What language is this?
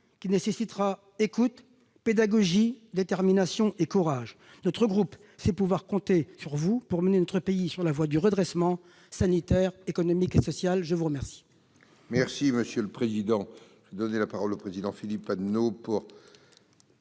French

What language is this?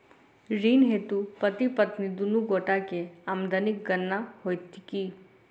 Maithili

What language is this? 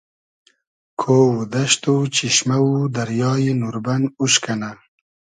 Hazaragi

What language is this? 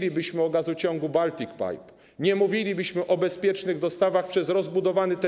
Polish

